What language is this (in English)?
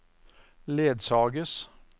Norwegian